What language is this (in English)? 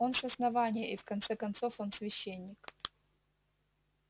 Russian